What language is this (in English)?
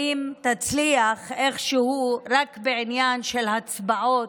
Hebrew